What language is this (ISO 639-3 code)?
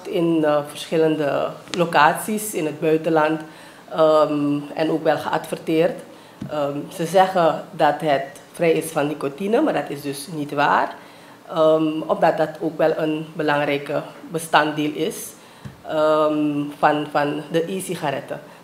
nld